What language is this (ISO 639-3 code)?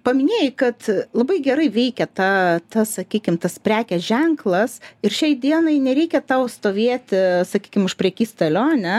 lit